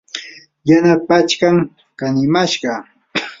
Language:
Yanahuanca Pasco Quechua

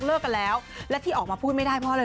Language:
Thai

